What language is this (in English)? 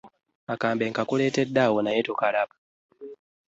Ganda